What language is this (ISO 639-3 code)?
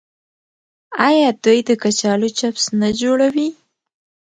pus